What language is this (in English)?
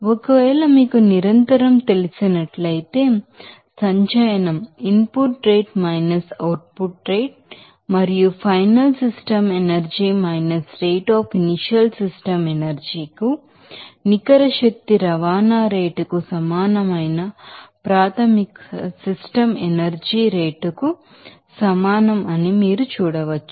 Telugu